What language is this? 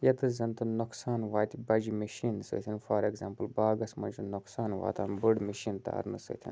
Kashmiri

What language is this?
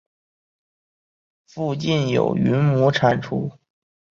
Chinese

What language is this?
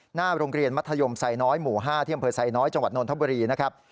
Thai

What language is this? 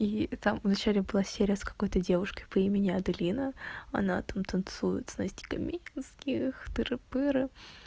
Russian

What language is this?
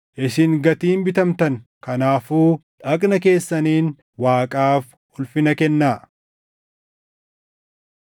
Oromo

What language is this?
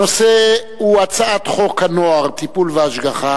Hebrew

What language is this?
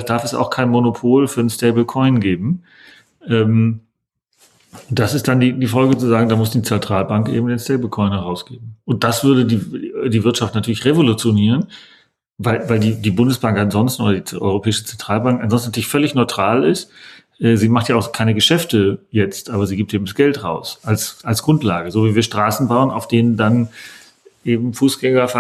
German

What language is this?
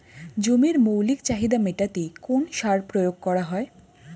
Bangla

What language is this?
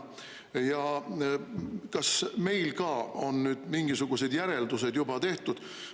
Estonian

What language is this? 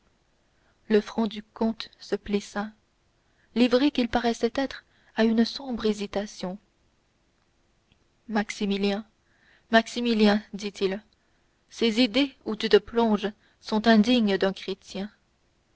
French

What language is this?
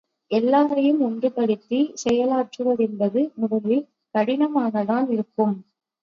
Tamil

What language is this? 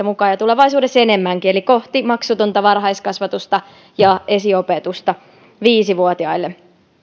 Finnish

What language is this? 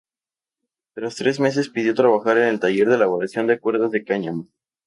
Spanish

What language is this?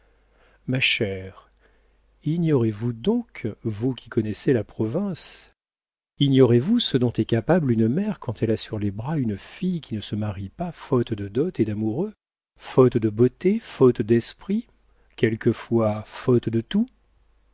French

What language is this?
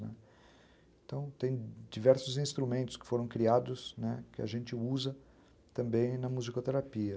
Portuguese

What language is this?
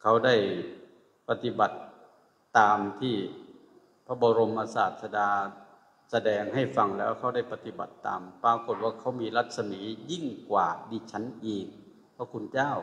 Thai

